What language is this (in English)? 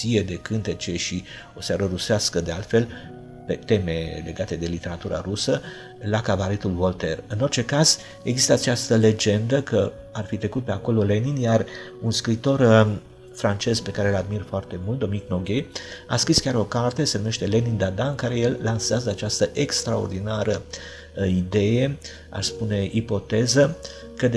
Romanian